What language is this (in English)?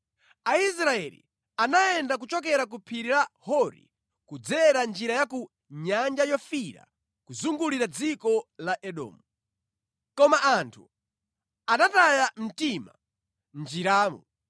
Nyanja